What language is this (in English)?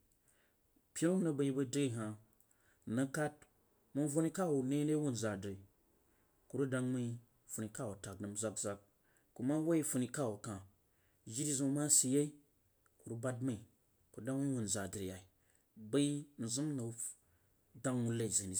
Jiba